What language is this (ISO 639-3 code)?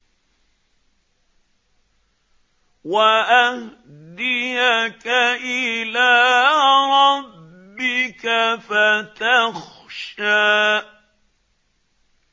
ara